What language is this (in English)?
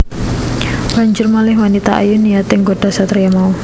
Javanese